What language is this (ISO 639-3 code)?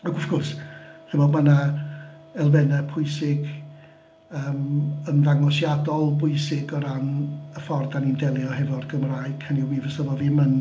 cym